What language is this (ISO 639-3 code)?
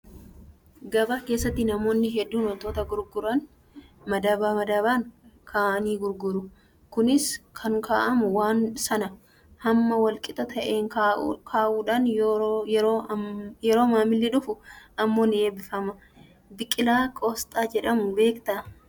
orm